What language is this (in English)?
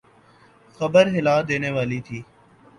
Urdu